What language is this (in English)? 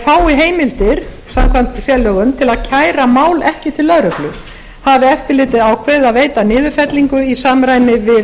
Icelandic